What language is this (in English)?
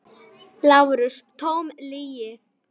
Icelandic